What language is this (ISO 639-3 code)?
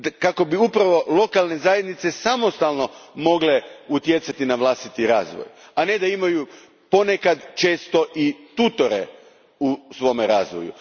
hrv